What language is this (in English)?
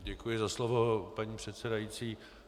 Czech